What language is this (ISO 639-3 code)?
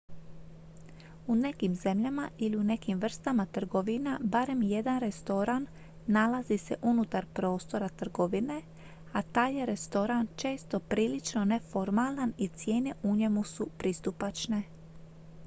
hrv